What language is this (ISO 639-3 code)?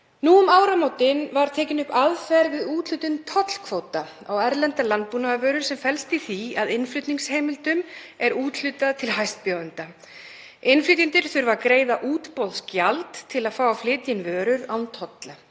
isl